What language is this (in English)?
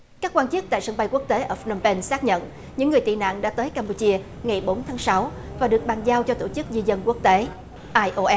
Vietnamese